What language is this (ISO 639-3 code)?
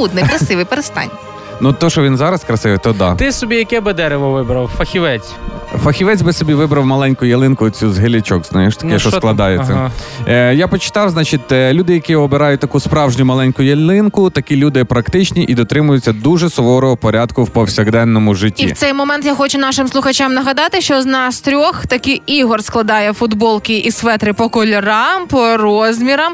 ukr